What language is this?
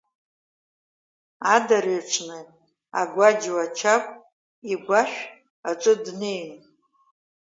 Abkhazian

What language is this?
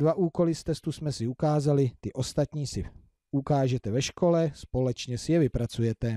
Czech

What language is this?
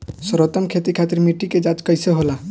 Bhojpuri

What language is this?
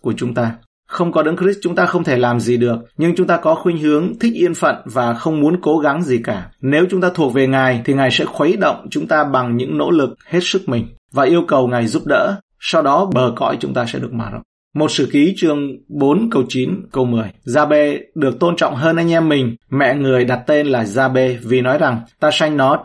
Vietnamese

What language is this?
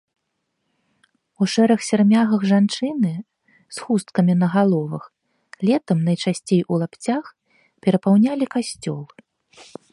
Belarusian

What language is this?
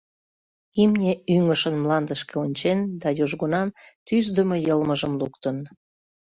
Mari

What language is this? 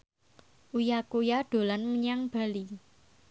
Javanese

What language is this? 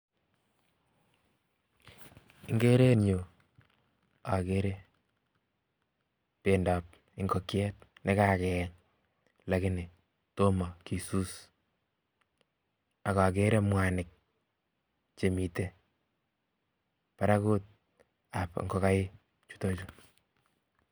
Kalenjin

